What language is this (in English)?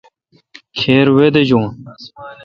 Kalkoti